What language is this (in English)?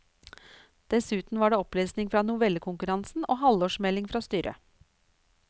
Norwegian